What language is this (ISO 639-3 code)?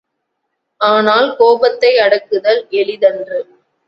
tam